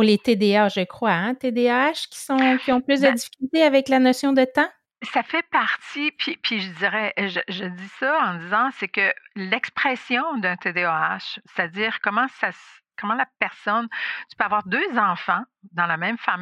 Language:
French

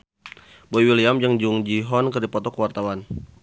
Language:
Sundanese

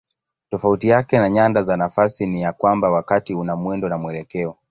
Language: Swahili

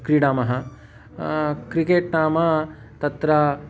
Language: Sanskrit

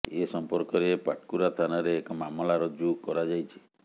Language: Odia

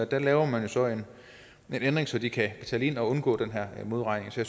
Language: Danish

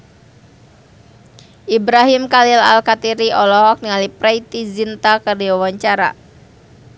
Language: Sundanese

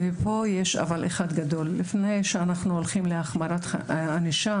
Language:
Hebrew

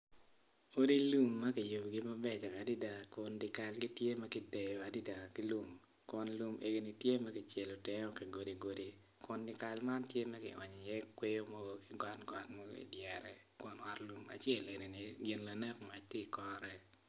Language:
Acoli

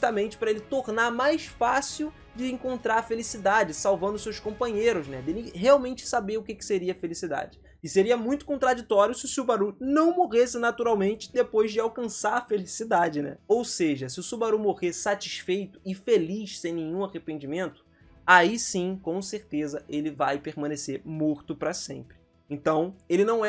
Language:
Portuguese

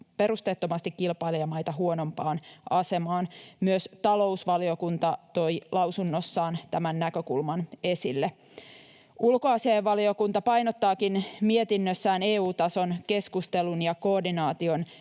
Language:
Finnish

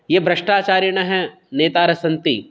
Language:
Sanskrit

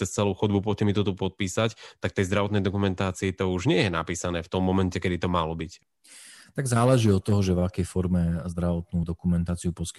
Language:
Slovak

